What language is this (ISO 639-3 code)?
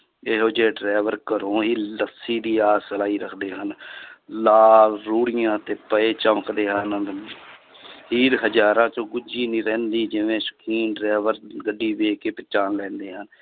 pan